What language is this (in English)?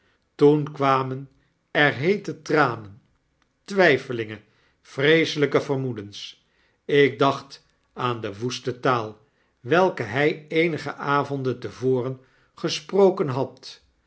Dutch